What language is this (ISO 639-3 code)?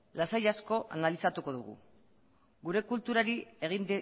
eus